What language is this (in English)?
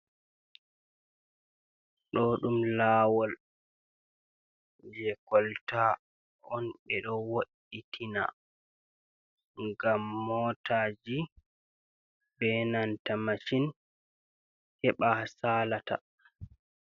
Fula